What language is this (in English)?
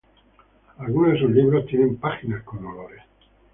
Spanish